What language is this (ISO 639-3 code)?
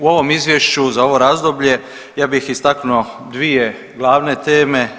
hrv